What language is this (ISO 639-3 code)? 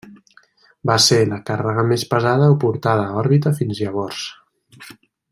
cat